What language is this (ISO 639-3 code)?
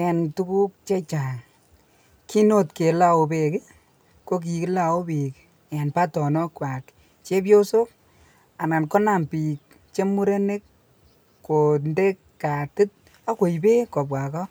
kln